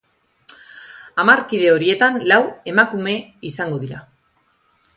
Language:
Basque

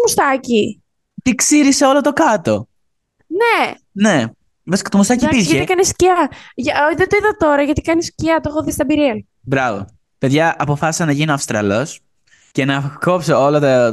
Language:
Greek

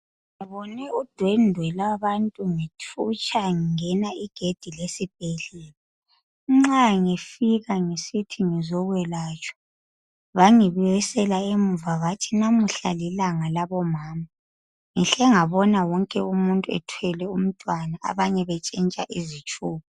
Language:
North Ndebele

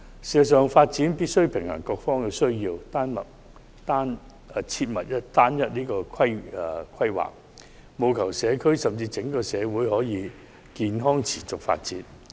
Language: Cantonese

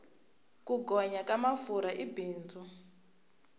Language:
Tsonga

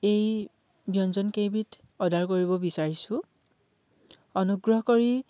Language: Assamese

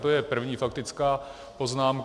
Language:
Czech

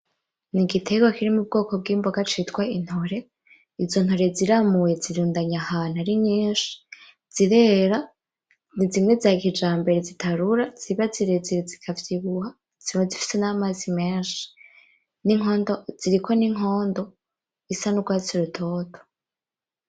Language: Rundi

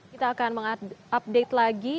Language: Indonesian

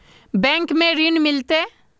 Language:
Magahi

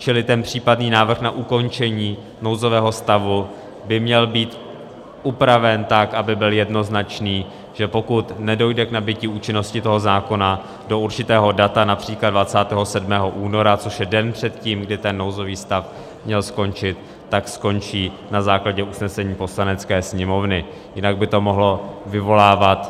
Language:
Czech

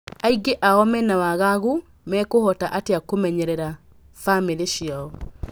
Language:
Kikuyu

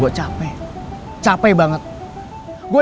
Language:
Indonesian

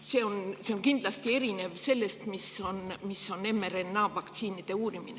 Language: Estonian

